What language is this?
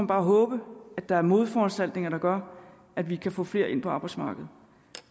Danish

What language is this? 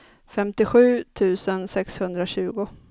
Swedish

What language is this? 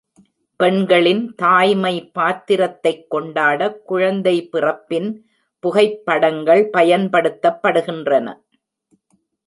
Tamil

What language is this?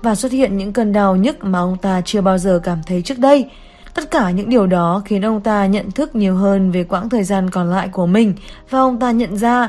Vietnamese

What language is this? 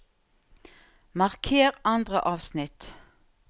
Norwegian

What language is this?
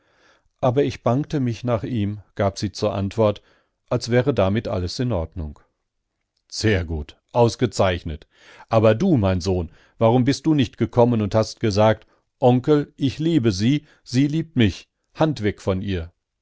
German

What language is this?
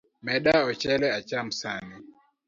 Luo (Kenya and Tanzania)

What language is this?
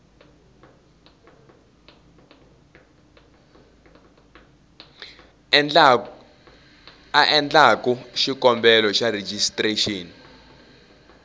Tsonga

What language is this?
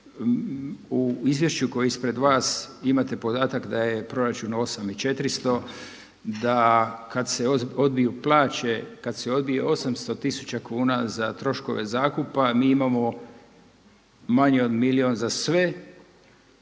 Croatian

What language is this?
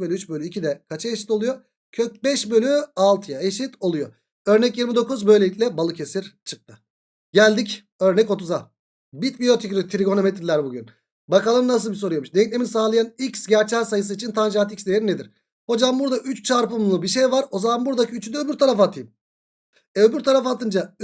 Turkish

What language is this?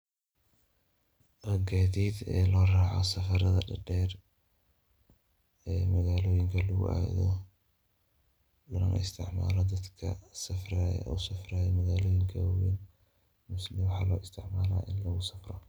Somali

